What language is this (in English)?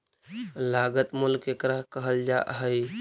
Magahi